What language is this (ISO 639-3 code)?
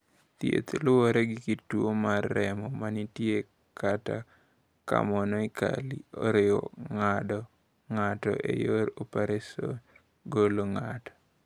luo